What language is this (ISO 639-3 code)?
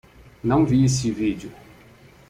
por